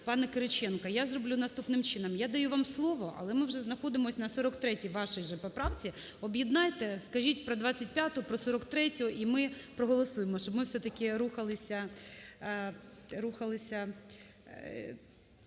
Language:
Ukrainian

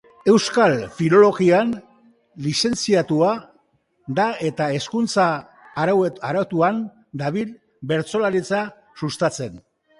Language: Basque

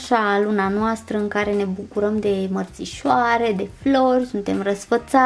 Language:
Romanian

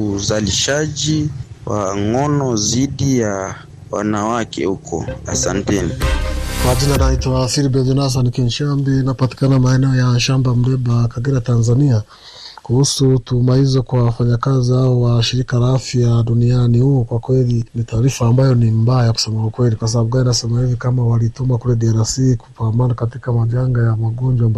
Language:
Swahili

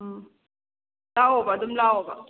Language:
Manipuri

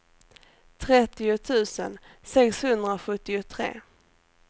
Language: Swedish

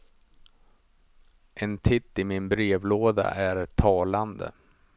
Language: Swedish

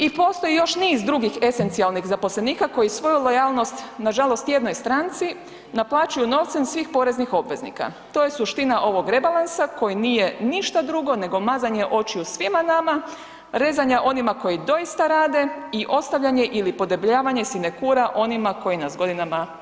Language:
Croatian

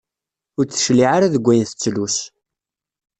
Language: Kabyle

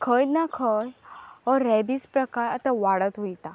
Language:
Konkani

